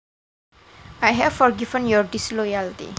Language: Javanese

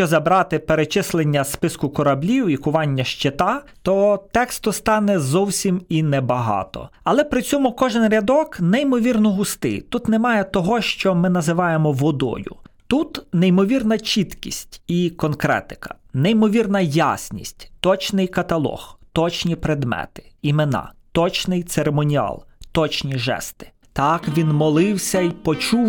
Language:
Ukrainian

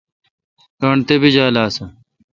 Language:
Kalkoti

